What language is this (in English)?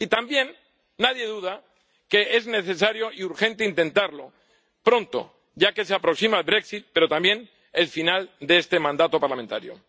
Spanish